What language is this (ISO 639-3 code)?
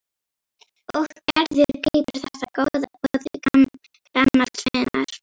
isl